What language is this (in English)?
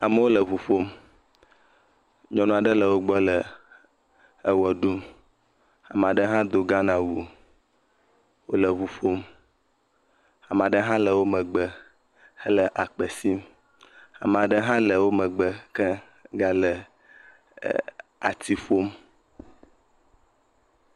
Ewe